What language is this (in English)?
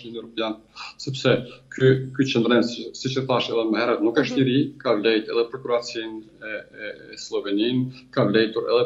Romanian